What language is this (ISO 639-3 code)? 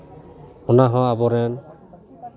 sat